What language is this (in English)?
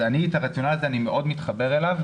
Hebrew